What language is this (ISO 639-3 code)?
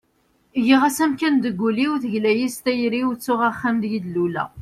kab